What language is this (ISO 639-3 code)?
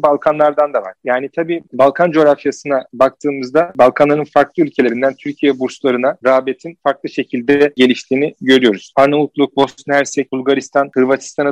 tur